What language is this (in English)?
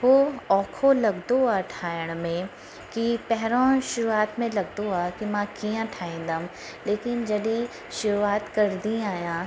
Sindhi